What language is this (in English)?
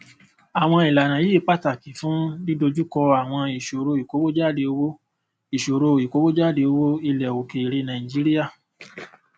Yoruba